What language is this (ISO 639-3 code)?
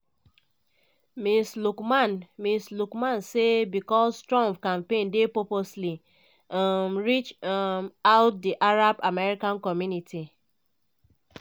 pcm